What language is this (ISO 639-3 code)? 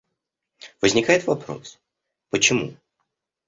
rus